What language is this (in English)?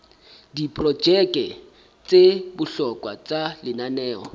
Southern Sotho